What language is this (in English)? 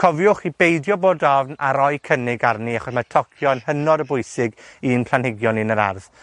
Welsh